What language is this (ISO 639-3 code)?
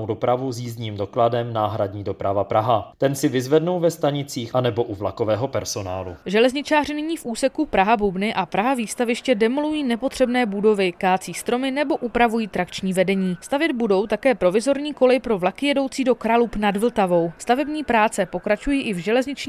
ces